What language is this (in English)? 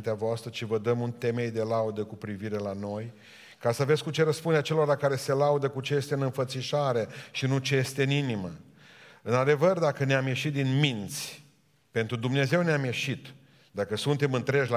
Romanian